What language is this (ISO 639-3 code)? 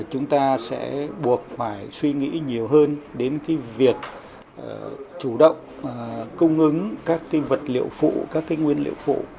vie